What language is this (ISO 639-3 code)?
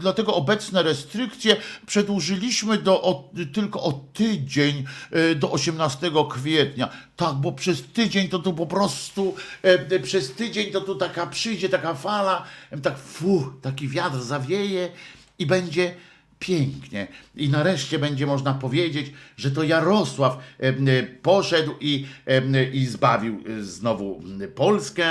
pol